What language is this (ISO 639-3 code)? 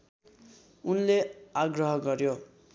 nep